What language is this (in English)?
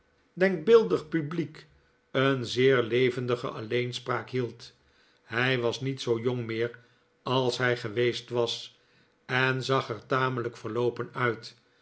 Dutch